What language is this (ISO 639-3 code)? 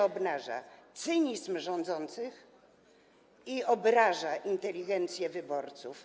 pol